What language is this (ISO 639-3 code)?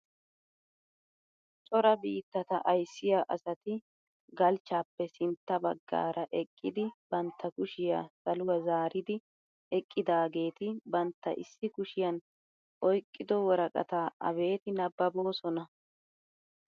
wal